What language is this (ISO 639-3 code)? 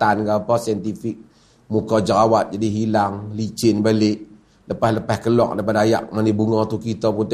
msa